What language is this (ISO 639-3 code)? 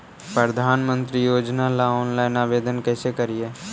mag